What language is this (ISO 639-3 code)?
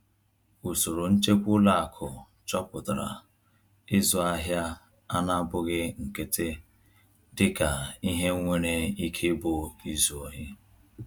ibo